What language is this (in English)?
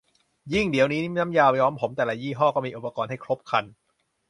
Thai